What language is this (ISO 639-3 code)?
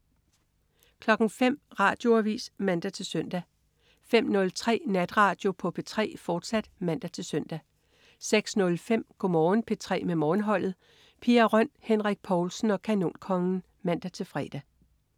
dan